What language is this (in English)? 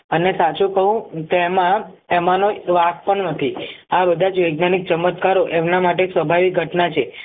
Gujarati